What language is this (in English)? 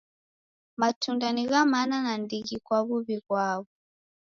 Taita